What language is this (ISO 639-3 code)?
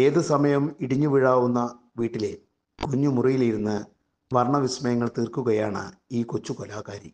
mal